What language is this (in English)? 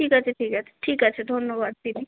Bangla